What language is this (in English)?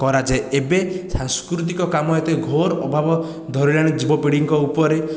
Odia